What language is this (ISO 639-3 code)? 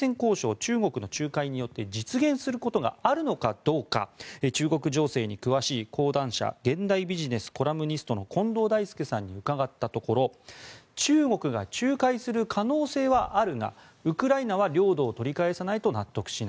jpn